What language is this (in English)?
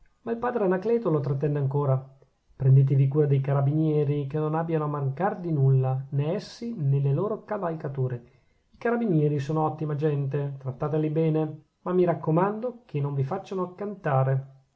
Italian